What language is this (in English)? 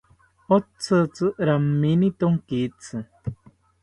South Ucayali Ashéninka